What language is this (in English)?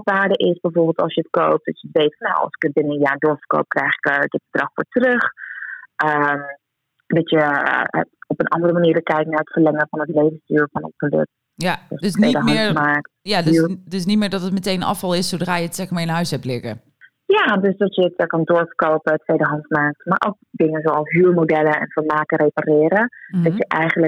Dutch